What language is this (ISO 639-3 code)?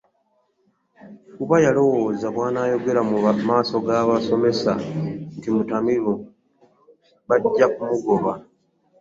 lug